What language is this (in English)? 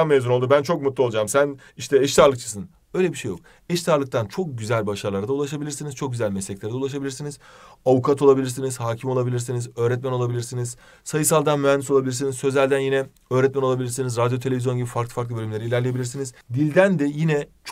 Turkish